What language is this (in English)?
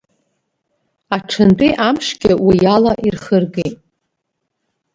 Abkhazian